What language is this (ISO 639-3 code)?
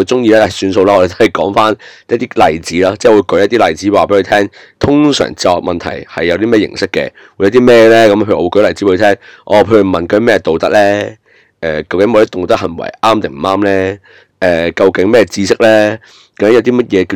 zho